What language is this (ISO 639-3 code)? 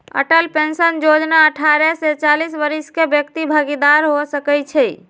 mag